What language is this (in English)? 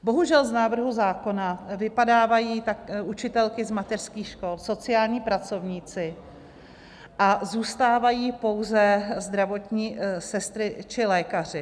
Czech